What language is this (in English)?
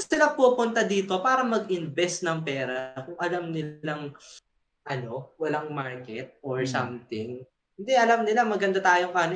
Filipino